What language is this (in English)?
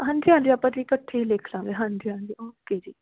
Punjabi